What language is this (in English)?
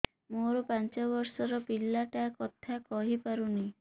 Odia